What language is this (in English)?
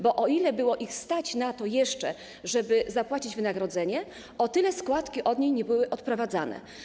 Polish